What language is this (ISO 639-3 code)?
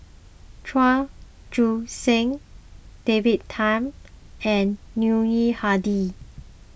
eng